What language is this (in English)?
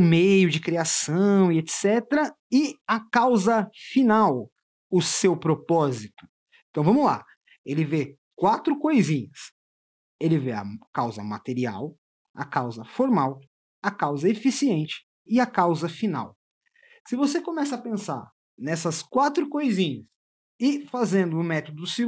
Portuguese